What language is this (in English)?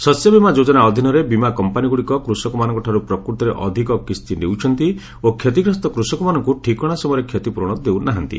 Odia